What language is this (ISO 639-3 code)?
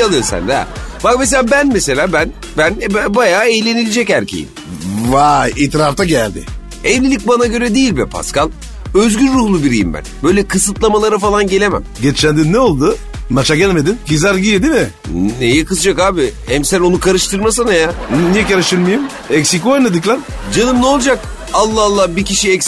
tur